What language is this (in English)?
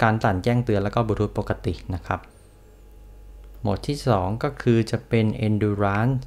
Thai